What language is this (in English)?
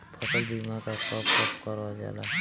Bhojpuri